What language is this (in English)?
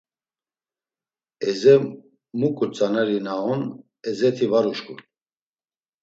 Laz